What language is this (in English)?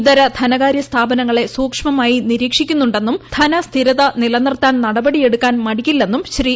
Malayalam